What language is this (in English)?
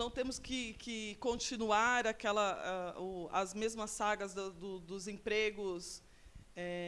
Portuguese